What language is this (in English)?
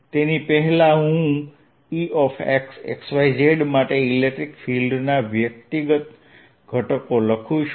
Gujarati